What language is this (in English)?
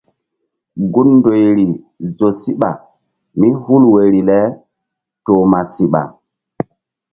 Mbum